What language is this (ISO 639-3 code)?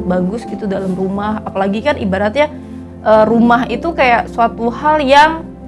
ind